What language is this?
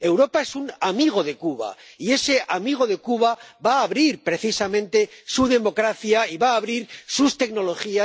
Spanish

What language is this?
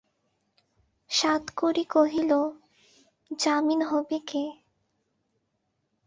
Bangla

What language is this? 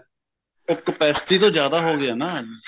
Punjabi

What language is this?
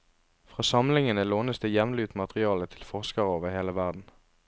Norwegian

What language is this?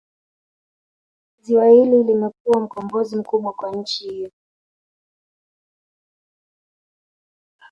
Swahili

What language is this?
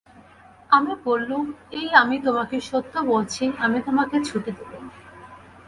Bangla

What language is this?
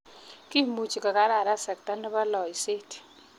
Kalenjin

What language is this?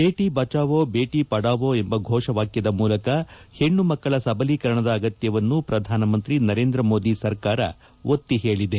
Kannada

